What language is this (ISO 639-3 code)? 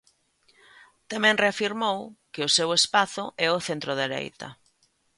glg